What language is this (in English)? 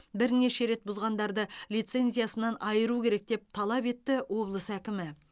Kazakh